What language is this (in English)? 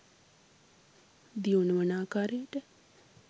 Sinhala